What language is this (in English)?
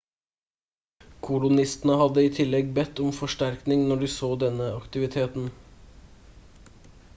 Norwegian Bokmål